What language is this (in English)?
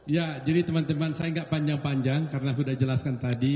Indonesian